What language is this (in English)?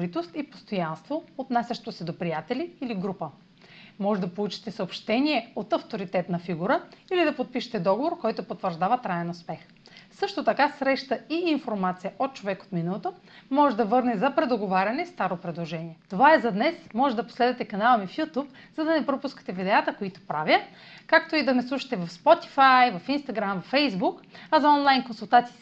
Bulgarian